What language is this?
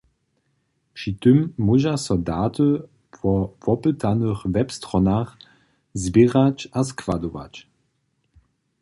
Upper Sorbian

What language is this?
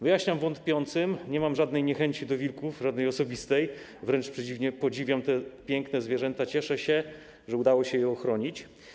Polish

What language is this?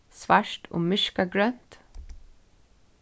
Faroese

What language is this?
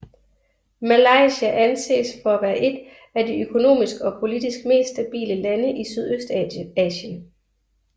Danish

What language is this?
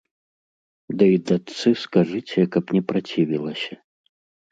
Belarusian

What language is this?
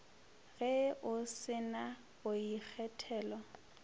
Northern Sotho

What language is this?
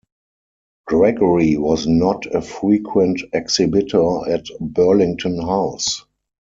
English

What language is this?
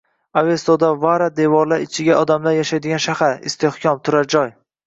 Uzbek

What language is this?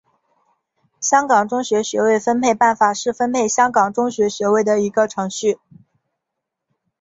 Chinese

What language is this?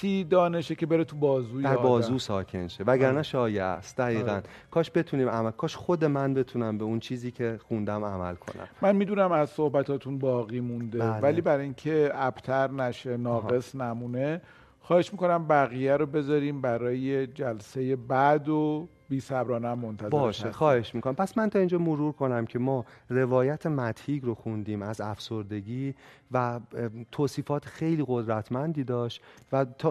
Persian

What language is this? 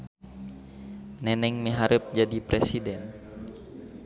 Sundanese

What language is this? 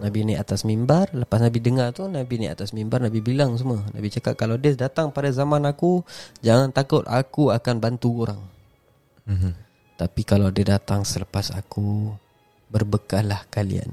Malay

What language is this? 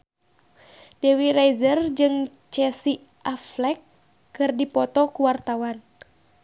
Sundanese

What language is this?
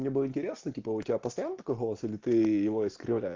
Russian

